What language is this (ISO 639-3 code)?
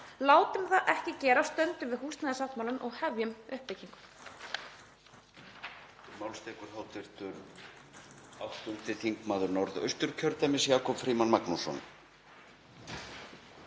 isl